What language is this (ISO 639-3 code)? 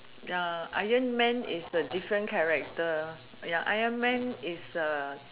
eng